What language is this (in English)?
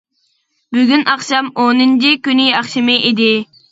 Uyghur